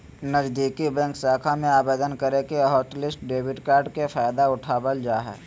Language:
Magahi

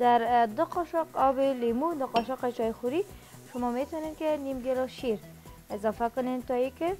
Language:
Persian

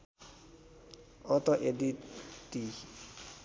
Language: Nepali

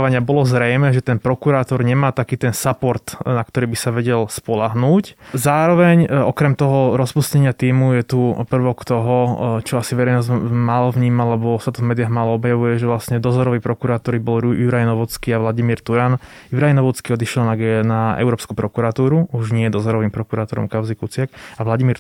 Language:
Slovak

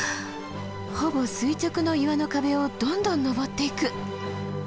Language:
Japanese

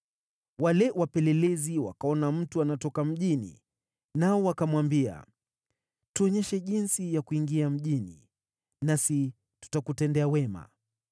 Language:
Swahili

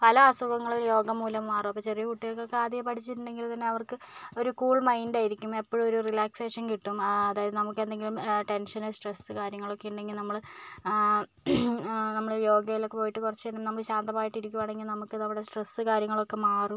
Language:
Malayalam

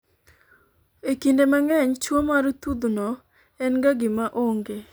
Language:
Luo (Kenya and Tanzania)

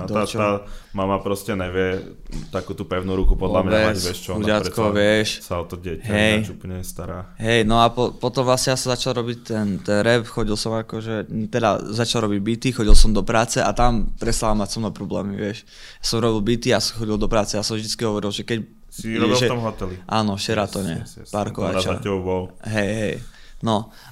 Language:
Czech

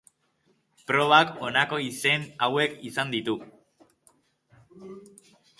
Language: Basque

